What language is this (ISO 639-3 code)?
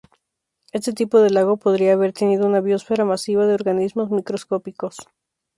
spa